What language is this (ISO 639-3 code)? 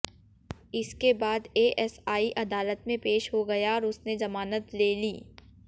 hin